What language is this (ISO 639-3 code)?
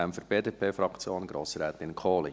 gsw